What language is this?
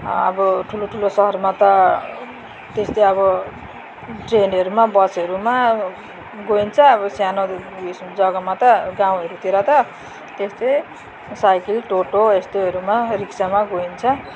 Nepali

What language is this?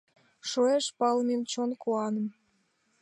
Mari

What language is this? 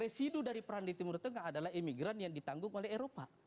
Indonesian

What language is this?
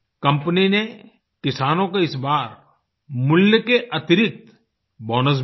Hindi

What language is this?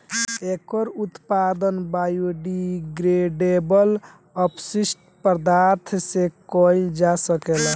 Bhojpuri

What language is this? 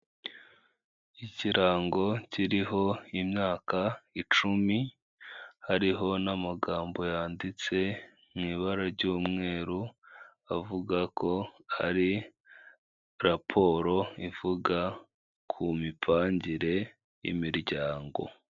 Kinyarwanda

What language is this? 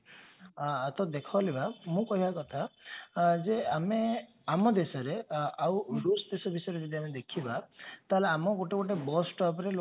Odia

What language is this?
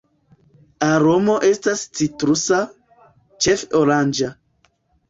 Esperanto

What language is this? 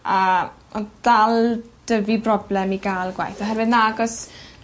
Welsh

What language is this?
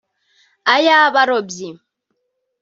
Kinyarwanda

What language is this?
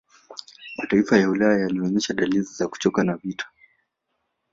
Swahili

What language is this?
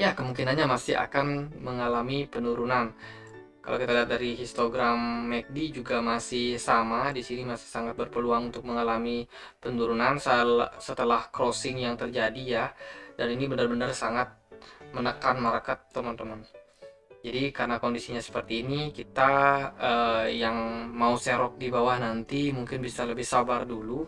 Indonesian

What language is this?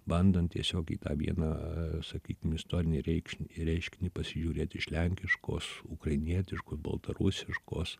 Lithuanian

